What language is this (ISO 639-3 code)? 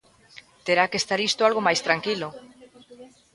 glg